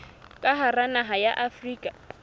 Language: Southern Sotho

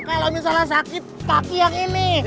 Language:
Indonesian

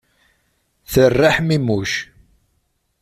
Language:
Kabyle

